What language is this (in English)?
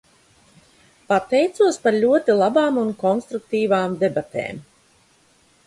Latvian